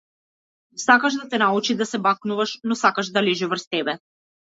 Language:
Macedonian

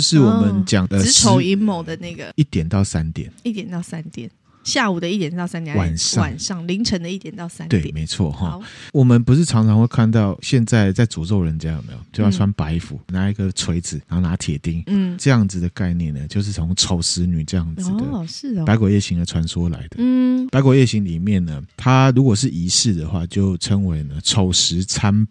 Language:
Chinese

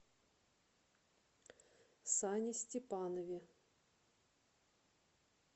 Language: Russian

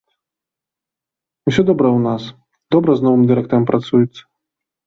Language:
Belarusian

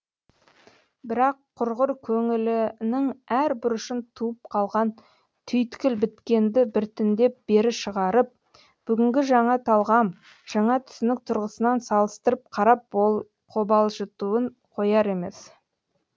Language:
Kazakh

